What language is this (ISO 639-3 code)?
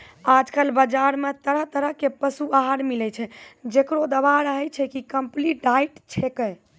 mai